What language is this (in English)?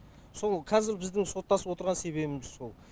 Kazakh